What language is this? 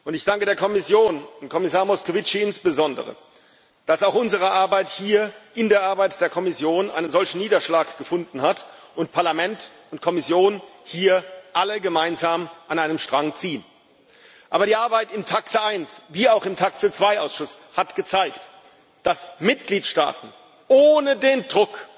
German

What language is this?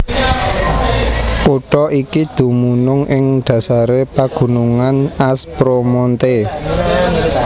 Javanese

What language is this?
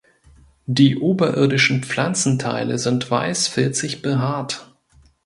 German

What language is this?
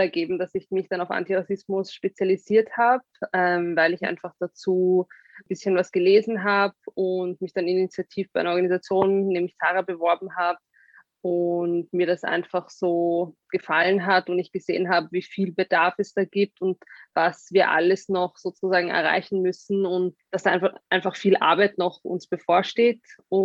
German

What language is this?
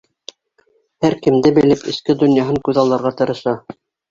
Bashkir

